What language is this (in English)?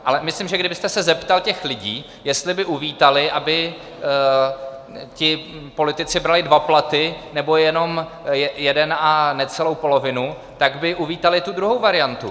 Czech